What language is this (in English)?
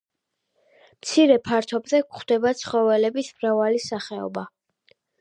Georgian